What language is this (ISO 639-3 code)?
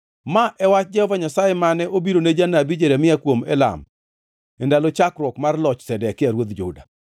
luo